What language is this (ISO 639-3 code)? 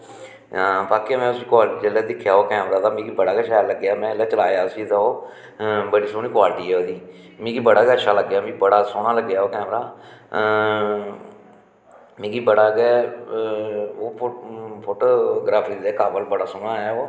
doi